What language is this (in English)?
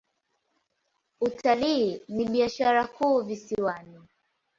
Swahili